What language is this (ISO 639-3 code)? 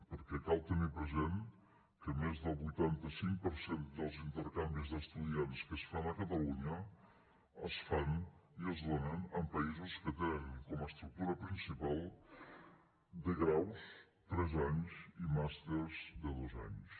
cat